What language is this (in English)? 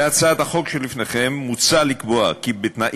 Hebrew